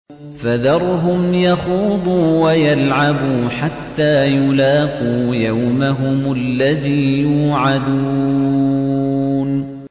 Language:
Arabic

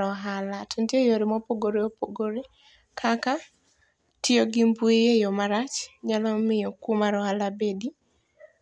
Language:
Luo (Kenya and Tanzania)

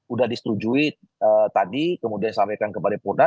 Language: Indonesian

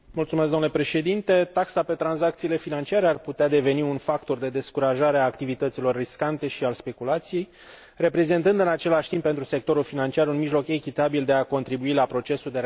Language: Romanian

